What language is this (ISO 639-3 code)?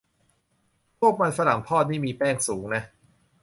tha